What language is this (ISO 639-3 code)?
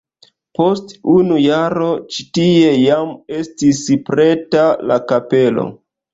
epo